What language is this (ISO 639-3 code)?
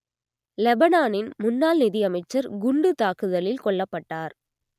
tam